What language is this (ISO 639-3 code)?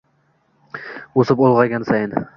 uzb